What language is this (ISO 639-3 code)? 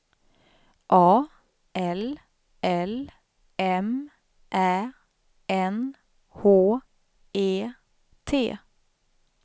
swe